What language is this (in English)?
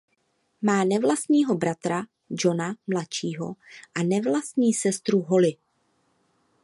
Czech